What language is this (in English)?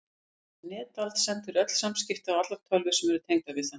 Icelandic